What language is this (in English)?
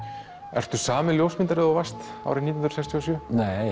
Icelandic